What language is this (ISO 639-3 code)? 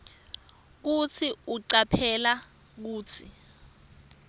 ssw